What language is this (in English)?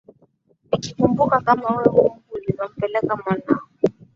Swahili